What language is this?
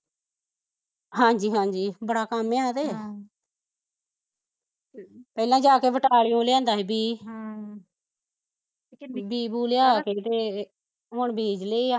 Punjabi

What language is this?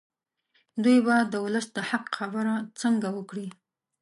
Pashto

